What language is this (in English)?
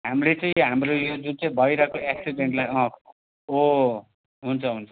Nepali